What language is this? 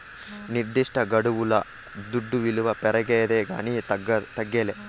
Telugu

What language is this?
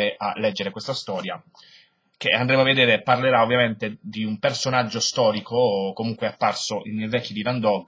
Italian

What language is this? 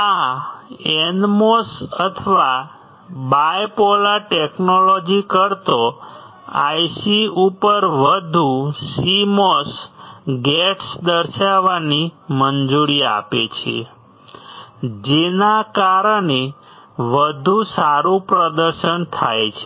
Gujarati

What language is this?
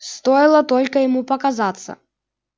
Russian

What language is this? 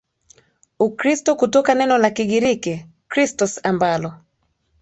Swahili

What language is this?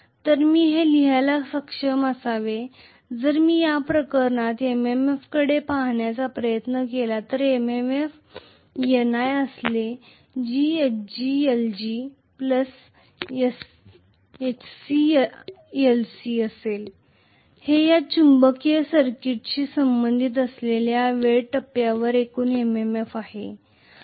Marathi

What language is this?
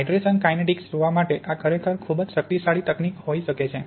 Gujarati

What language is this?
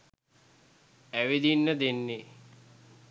Sinhala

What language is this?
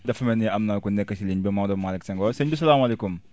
Wolof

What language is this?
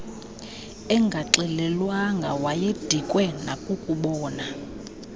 Xhosa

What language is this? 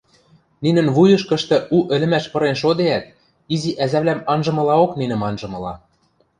Western Mari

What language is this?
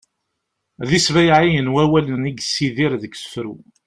Kabyle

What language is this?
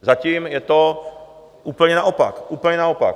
Czech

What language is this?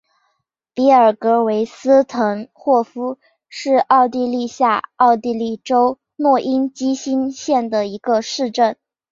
Chinese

